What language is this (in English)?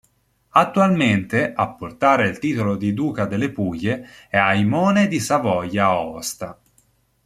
Italian